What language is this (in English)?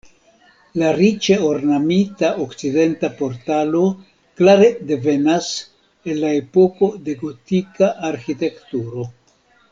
Esperanto